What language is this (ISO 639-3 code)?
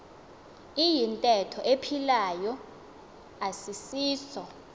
xho